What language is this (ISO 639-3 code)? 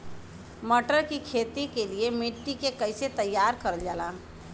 bho